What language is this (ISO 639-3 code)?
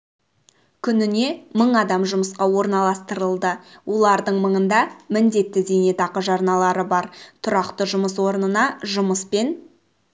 kaz